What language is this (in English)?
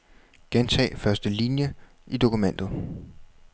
Danish